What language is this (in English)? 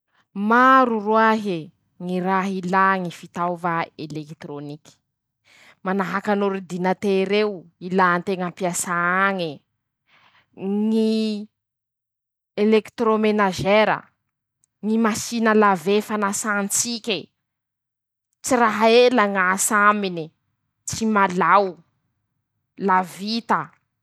Masikoro Malagasy